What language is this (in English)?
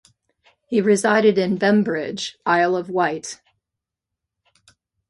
English